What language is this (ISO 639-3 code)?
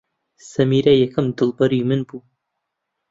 ckb